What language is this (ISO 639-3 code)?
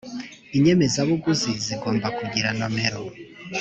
kin